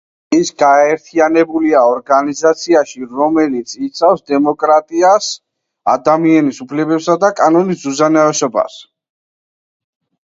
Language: Georgian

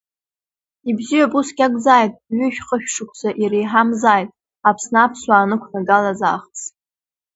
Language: Abkhazian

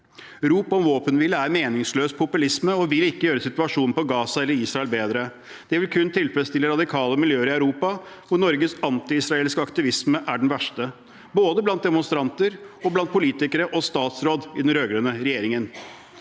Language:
Norwegian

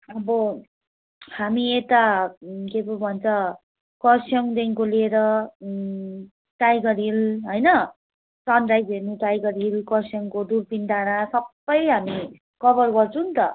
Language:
Nepali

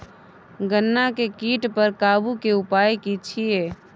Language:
Maithili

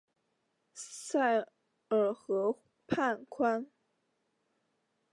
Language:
Chinese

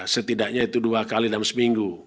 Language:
Indonesian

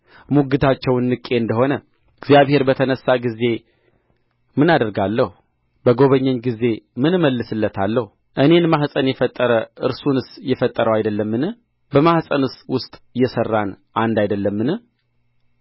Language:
Amharic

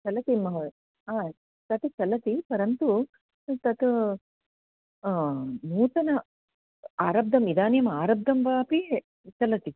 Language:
Sanskrit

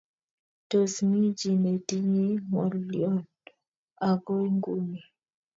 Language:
Kalenjin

